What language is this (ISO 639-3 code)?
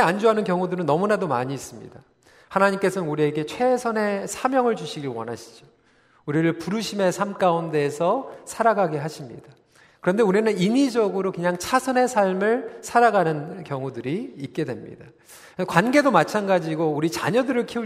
kor